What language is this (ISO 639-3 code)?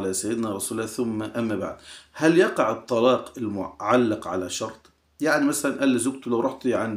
ara